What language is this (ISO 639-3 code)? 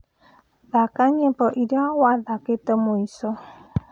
kik